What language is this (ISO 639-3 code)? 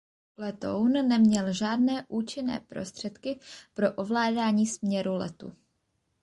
ces